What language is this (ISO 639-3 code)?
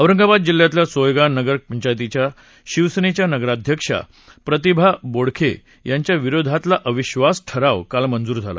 mar